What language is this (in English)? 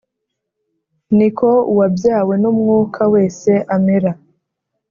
Kinyarwanda